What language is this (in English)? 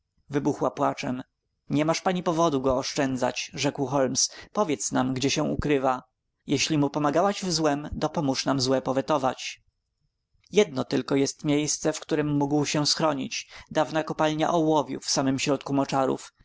Polish